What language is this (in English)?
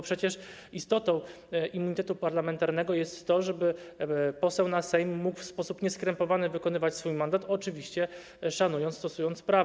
Polish